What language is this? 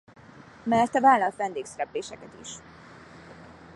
Hungarian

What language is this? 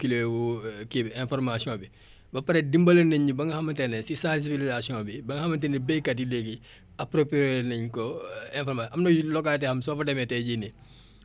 Wolof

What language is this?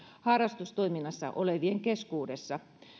Finnish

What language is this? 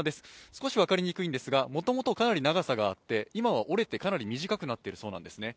Japanese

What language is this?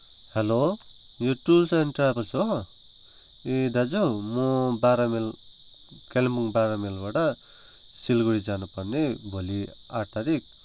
Nepali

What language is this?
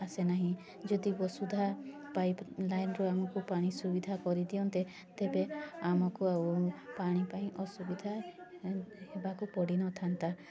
Odia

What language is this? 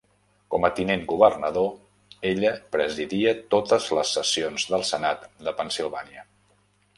Catalan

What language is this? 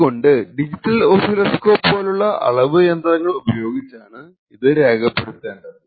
Malayalam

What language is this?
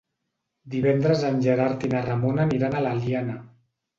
Catalan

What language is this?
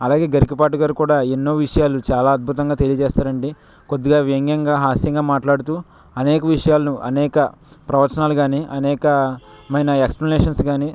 Telugu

